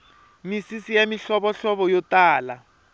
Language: Tsonga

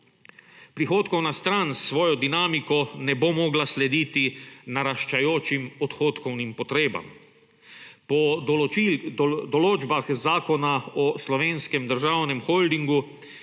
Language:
Slovenian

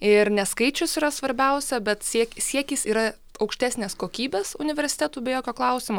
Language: Lithuanian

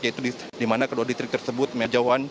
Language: Indonesian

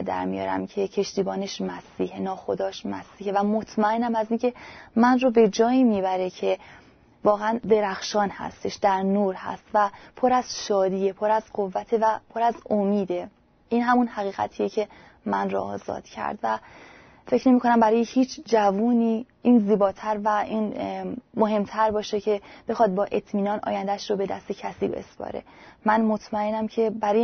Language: Persian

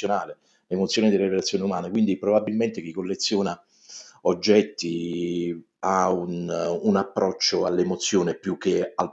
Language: Italian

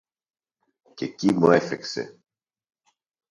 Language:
Greek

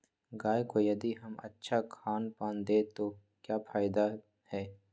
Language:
Magahi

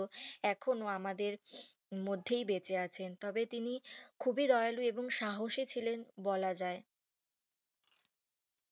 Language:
Bangla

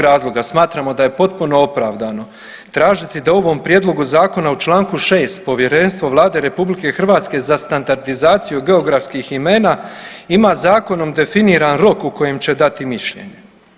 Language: Croatian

